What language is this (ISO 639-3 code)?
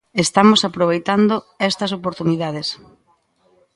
glg